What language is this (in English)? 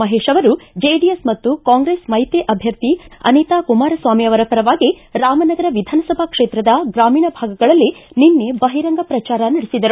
Kannada